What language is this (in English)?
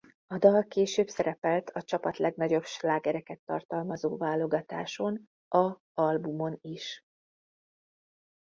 Hungarian